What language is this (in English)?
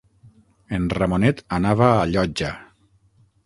Catalan